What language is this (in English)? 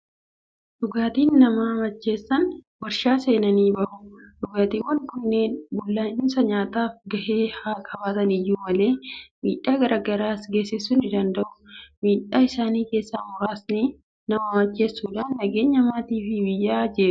Oromo